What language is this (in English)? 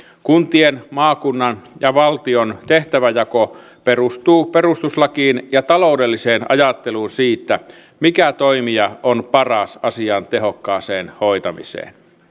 Finnish